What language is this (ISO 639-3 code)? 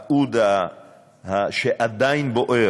heb